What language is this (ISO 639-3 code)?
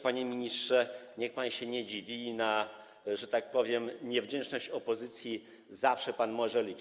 pol